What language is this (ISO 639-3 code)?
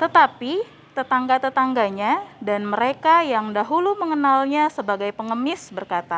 ind